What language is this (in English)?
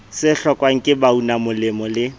Southern Sotho